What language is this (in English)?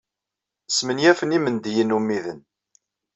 Kabyle